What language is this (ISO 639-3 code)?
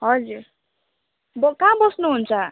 nep